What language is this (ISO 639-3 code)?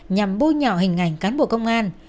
vie